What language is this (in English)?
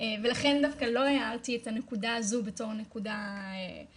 Hebrew